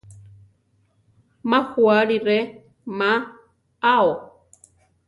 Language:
Central Tarahumara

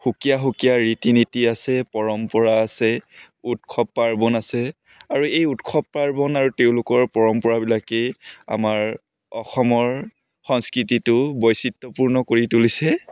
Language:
Assamese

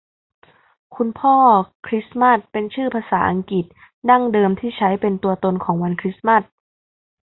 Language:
Thai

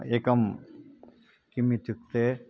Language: Sanskrit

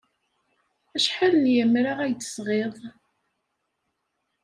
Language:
Kabyle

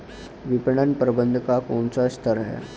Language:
Hindi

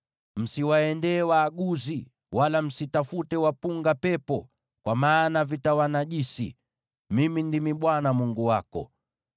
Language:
Swahili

